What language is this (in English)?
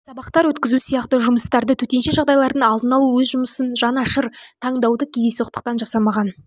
Kazakh